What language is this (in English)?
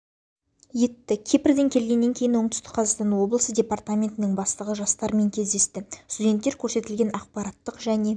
Kazakh